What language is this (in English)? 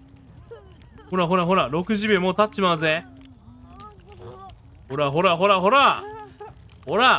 Japanese